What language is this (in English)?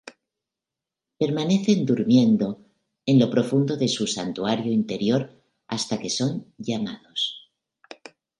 Spanish